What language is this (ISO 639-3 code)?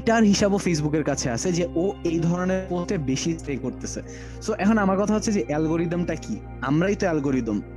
ben